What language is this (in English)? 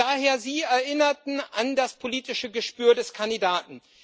German